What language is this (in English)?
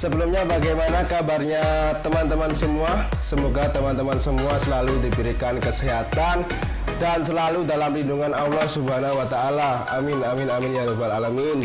Indonesian